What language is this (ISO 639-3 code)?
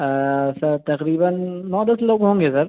urd